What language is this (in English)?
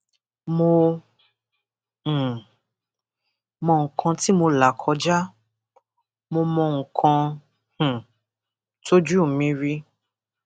Yoruba